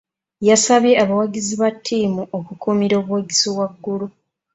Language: Ganda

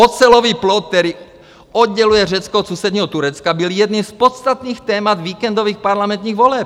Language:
Czech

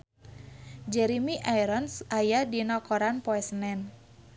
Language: Sundanese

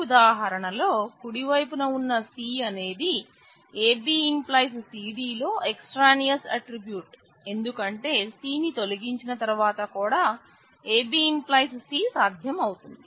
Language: Telugu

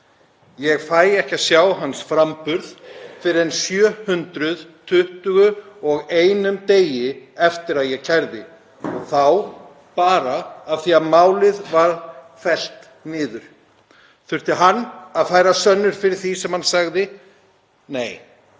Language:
Icelandic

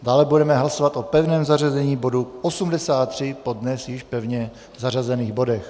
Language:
Czech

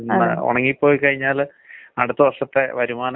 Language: Malayalam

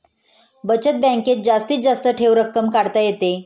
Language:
Marathi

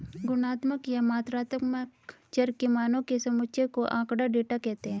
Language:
Hindi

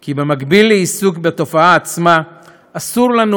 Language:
Hebrew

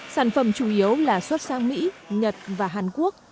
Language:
Vietnamese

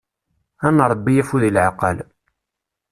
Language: Kabyle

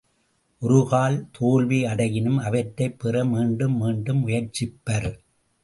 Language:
Tamil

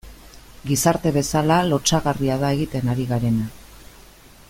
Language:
Basque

